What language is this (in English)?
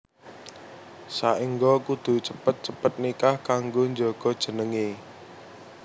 Javanese